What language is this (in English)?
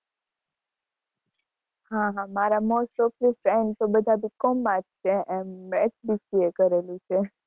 Gujarati